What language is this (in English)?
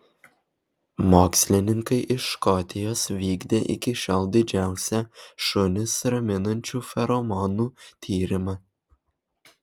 Lithuanian